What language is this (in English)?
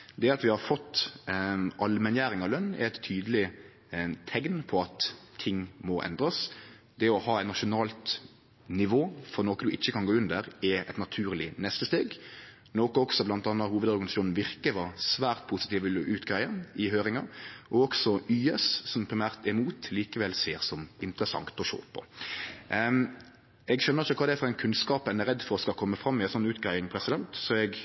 Norwegian Nynorsk